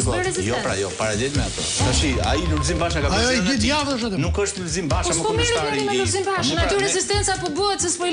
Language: Romanian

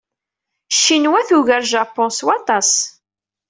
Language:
Kabyle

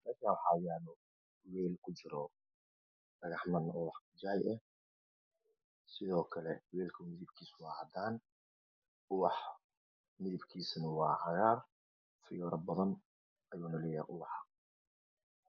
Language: Somali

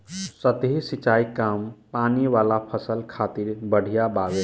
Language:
Bhojpuri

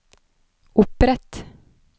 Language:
Norwegian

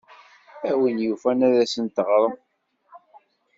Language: Kabyle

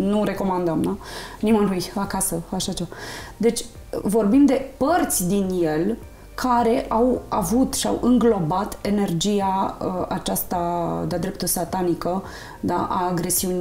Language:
Romanian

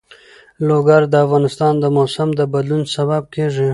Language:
Pashto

